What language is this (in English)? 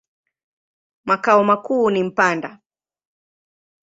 Swahili